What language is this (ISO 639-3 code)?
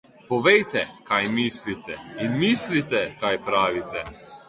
slv